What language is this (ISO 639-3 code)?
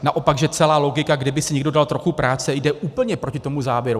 ces